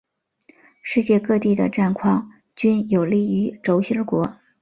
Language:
Chinese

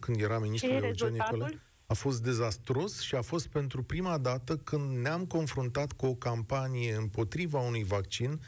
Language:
Romanian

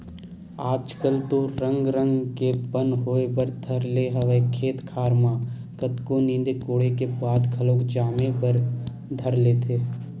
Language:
Chhattisgarhi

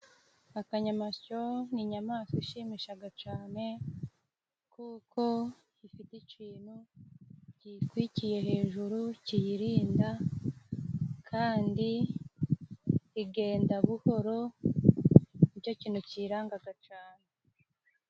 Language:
Kinyarwanda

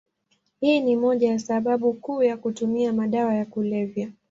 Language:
Swahili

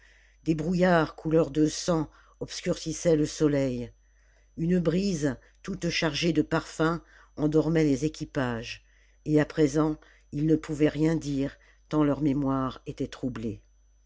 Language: French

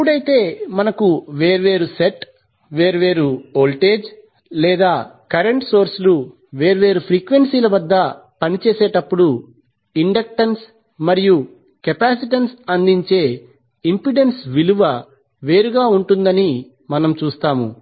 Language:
Telugu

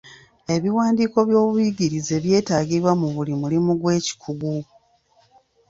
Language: Ganda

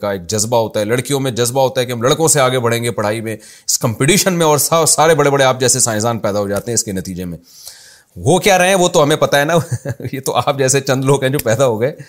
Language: Urdu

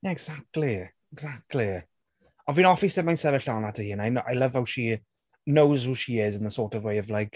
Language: Welsh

